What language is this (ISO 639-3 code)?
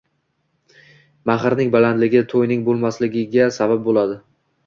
uzb